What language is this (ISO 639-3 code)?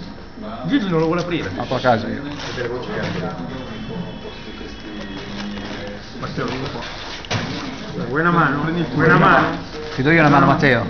ita